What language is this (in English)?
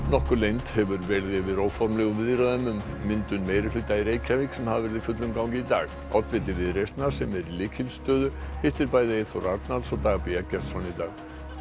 Icelandic